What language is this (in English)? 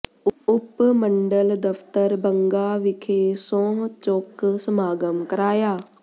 Punjabi